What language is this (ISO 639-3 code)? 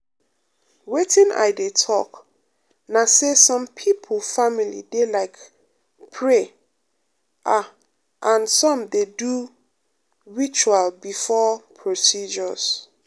pcm